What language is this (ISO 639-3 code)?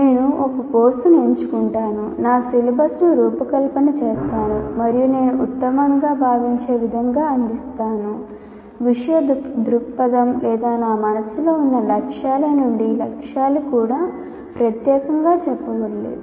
tel